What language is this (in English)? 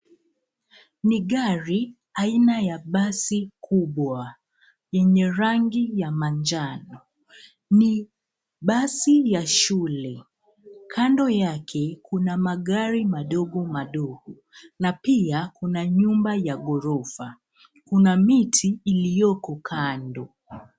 Swahili